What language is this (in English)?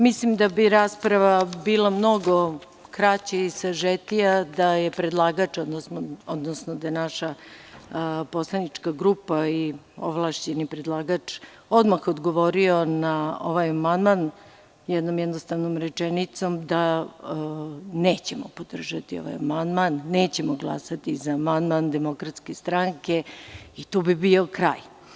Serbian